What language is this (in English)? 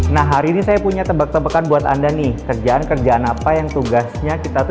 Indonesian